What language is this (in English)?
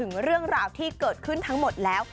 Thai